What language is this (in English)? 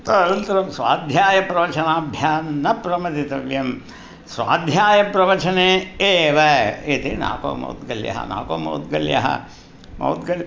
Sanskrit